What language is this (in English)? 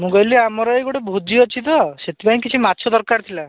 Odia